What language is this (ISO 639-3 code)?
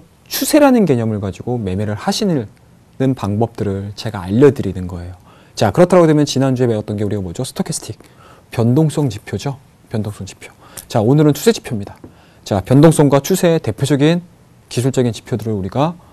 kor